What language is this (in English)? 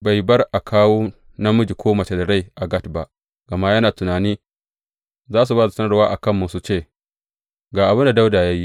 Hausa